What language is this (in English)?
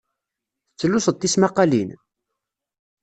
Kabyle